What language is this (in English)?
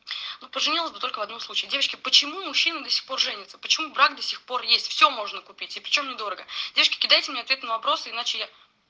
Russian